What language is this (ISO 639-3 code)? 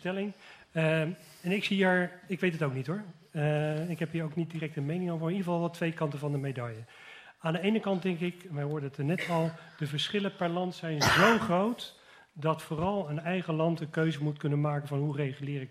nld